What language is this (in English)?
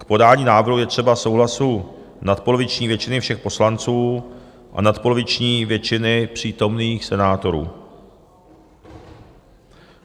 Czech